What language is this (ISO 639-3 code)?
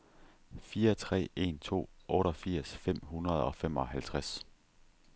dan